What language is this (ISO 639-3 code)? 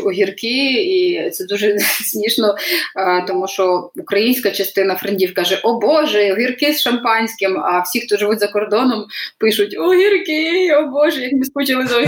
ukr